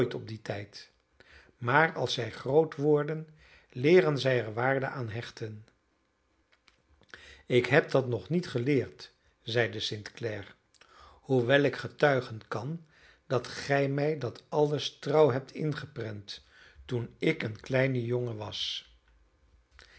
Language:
Dutch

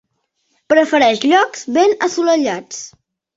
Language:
Catalan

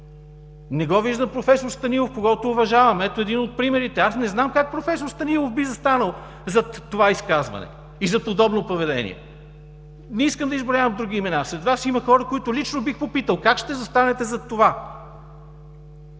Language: Bulgarian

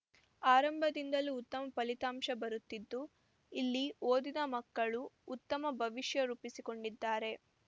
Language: Kannada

